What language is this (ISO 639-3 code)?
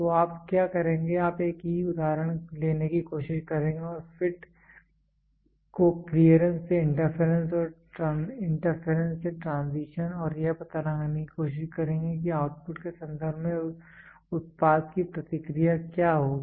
hin